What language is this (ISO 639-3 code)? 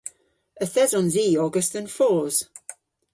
cor